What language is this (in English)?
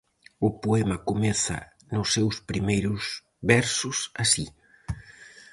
Galician